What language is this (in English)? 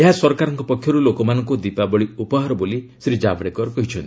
Odia